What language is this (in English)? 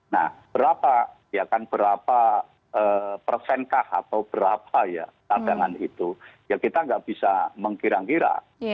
Indonesian